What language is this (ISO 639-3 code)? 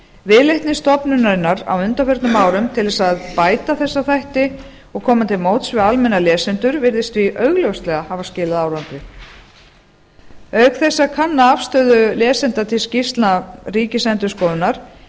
isl